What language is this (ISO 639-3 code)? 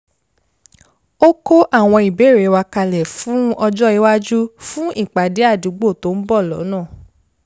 yor